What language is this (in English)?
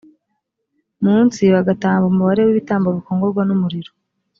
Kinyarwanda